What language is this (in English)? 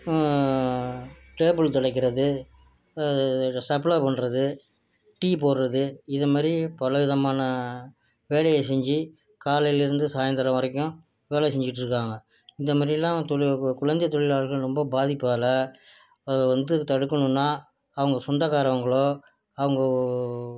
Tamil